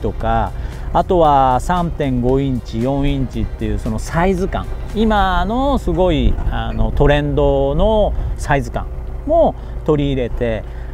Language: Japanese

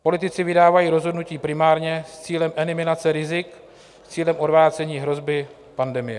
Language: Czech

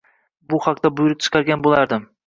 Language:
Uzbek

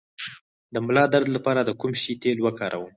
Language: Pashto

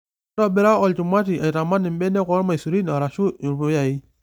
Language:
Masai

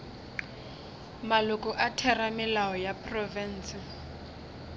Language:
Northern Sotho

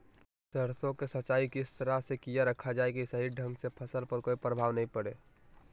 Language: Magahi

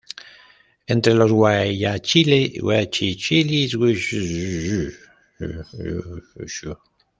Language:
Spanish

